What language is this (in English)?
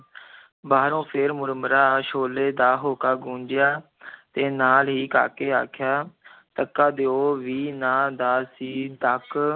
Punjabi